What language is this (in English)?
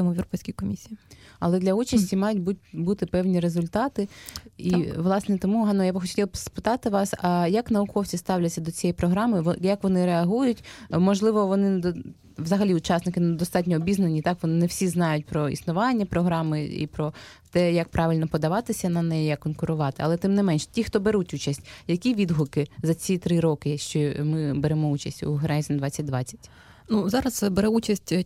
Ukrainian